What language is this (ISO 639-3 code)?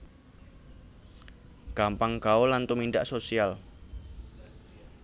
jav